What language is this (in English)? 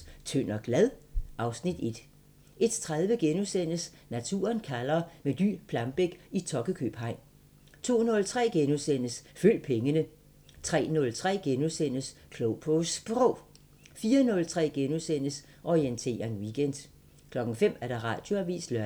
Danish